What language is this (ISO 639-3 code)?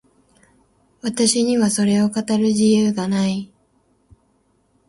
jpn